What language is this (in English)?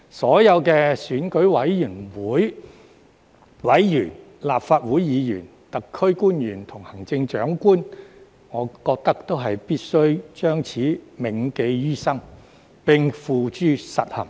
Cantonese